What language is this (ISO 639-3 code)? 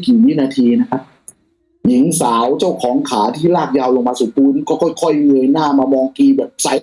tha